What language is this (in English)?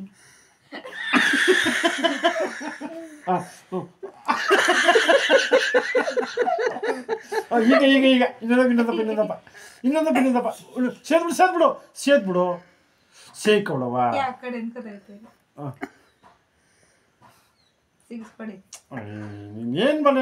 Kannada